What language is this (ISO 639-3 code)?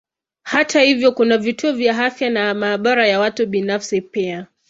swa